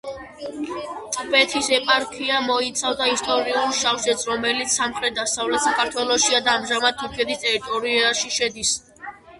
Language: Georgian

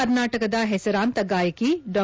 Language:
Kannada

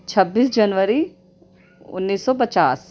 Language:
Urdu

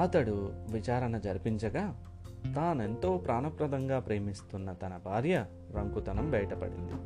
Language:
Telugu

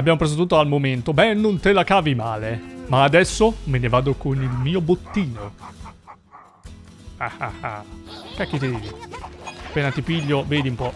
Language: Italian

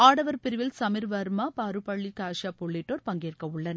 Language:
Tamil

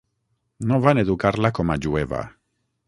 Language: Catalan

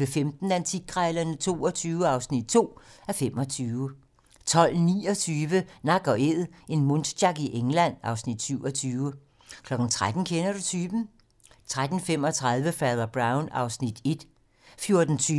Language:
Danish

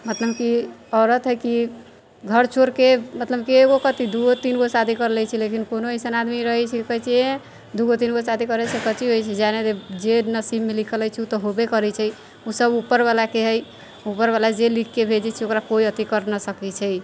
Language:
Maithili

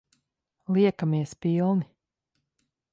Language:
Latvian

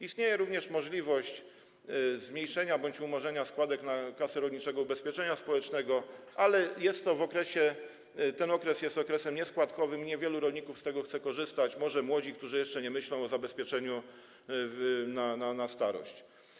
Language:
Polish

